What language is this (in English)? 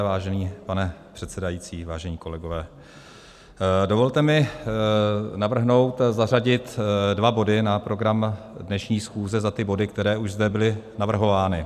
Czech